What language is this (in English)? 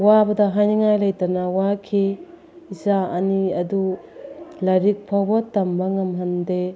Manipuri